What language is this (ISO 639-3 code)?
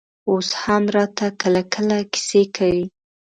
pus